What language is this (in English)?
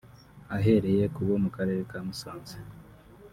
Kinyarwanda